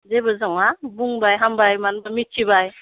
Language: Bodo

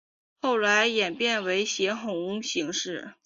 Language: Chinese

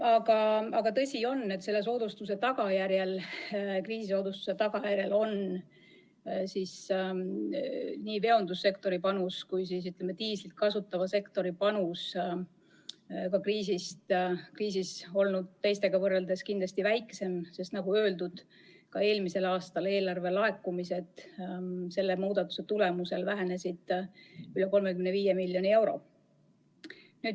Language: Estonian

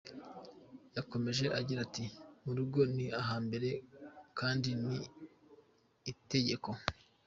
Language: Kinyarwanda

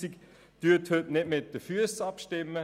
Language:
Swiss German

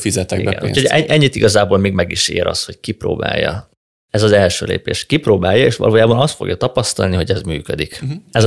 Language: Hungarian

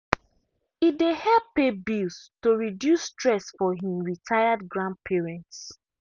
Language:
Nigerian Pidgin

